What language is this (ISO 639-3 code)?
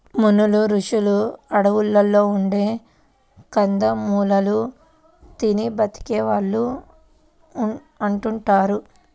tel